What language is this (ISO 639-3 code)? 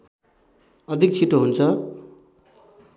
nep